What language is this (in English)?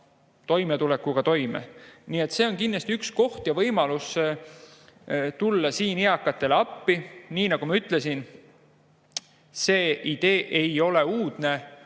Estonian